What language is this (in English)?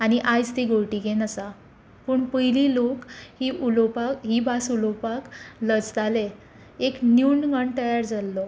Konkani